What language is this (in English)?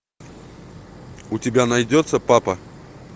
Russian